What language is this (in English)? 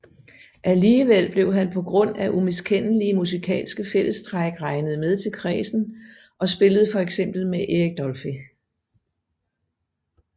Danish